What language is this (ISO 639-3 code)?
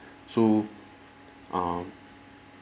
eng